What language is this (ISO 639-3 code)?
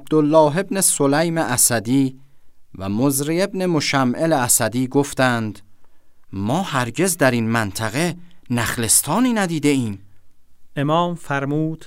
fas